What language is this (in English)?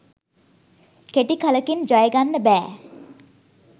Sinhala